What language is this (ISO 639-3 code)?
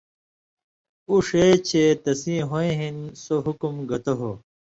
mvy